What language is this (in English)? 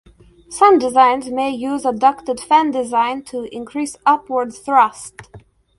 English